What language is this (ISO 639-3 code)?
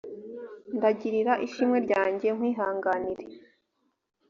kin